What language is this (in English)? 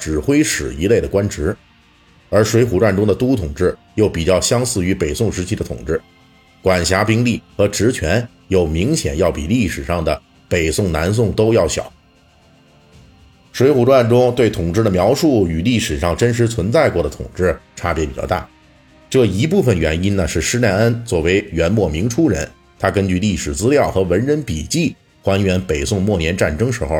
Chinese